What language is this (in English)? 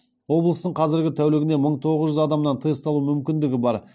Kazakh